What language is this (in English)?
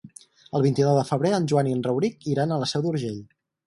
Catalan